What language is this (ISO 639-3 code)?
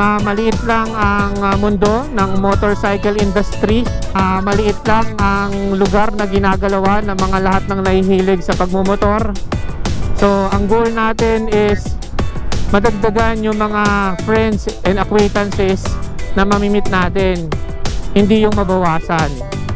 fil